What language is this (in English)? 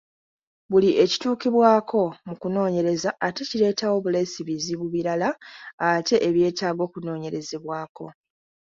Ganda